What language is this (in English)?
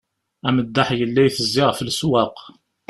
Kabyle